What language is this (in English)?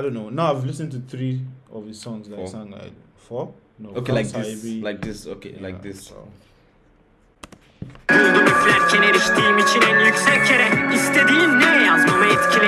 Turkish